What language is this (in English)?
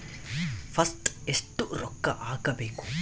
Kannada